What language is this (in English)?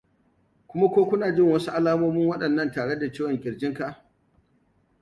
Hausa